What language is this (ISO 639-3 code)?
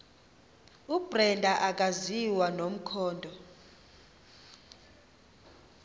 xho